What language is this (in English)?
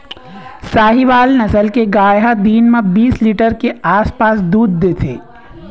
Chhattisgarhi